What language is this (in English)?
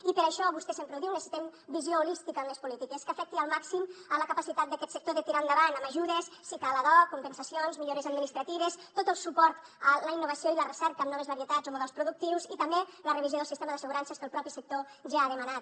Catalan